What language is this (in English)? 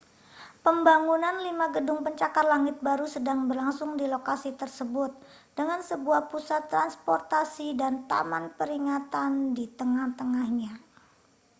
Indonesian